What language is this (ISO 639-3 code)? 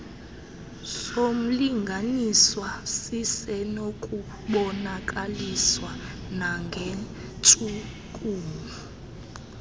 xho